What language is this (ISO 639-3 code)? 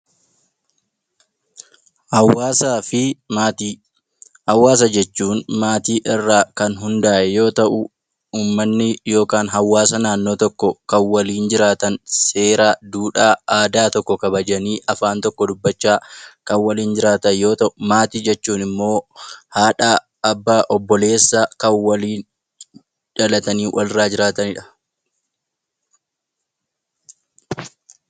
orm